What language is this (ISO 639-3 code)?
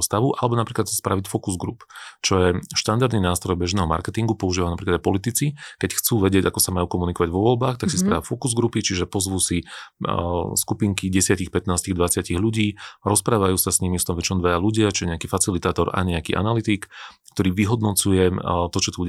slk